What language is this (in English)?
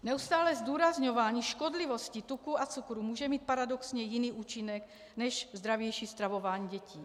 Czech